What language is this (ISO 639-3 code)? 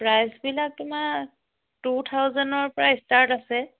asm